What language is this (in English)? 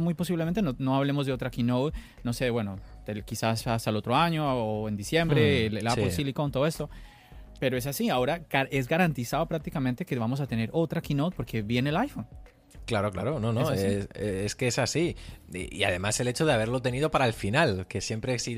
Spanish